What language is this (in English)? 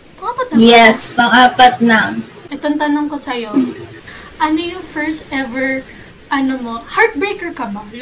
Filipino